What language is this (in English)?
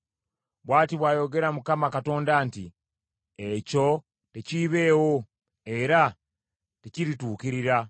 Ganda